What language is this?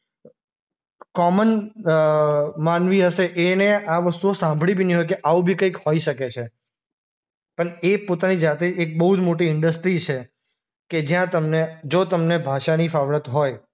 Gujarati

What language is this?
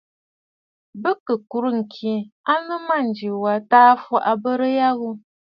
Bafut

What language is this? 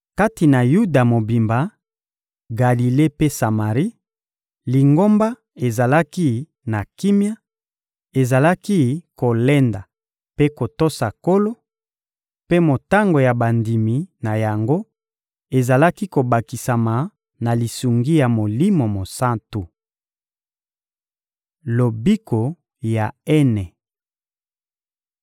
Lingala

